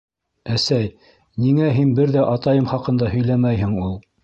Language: Bashkir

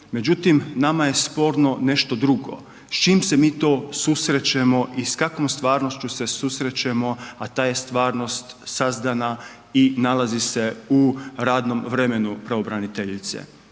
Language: Croatian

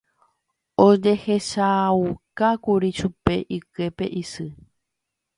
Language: Guarani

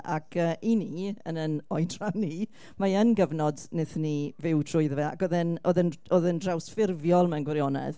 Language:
Welsh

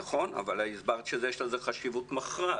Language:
Hebrew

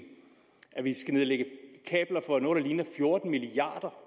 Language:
Danish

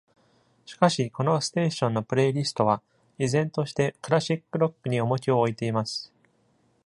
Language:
Japanese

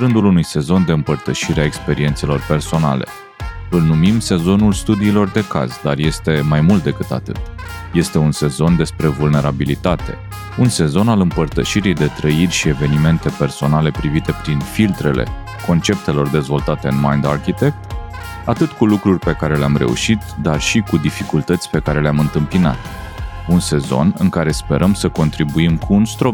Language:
Romanian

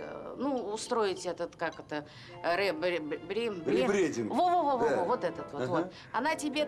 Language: Russian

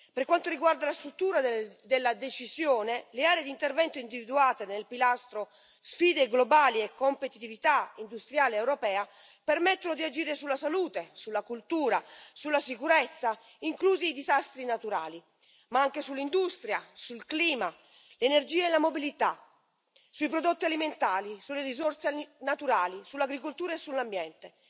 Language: Italian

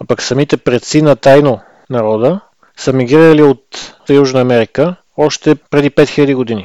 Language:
Bulgarian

